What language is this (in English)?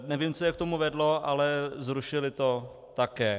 Czech